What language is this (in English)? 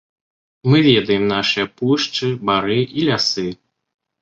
Belarusian